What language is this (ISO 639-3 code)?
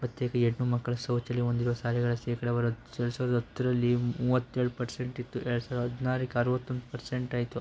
kan